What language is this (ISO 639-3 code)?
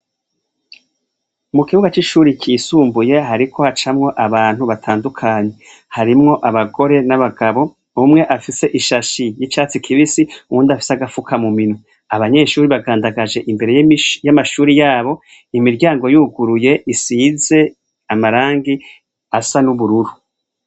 run